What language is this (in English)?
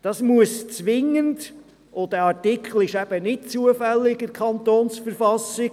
Swiss German